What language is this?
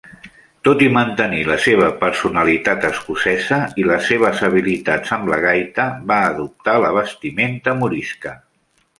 Catalan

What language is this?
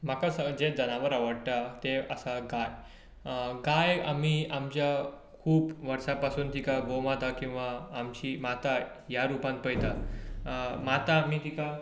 Konkani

